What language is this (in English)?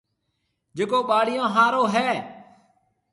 Marwari (Pakistan)